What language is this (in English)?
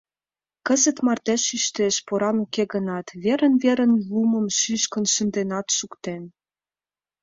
Mari